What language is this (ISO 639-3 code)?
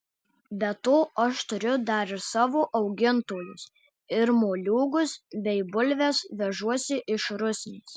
lit